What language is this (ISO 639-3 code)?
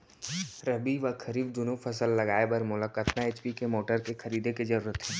hne